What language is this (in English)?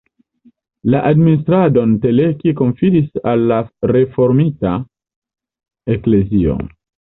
Esperanto